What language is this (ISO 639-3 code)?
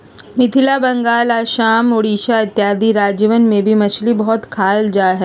mag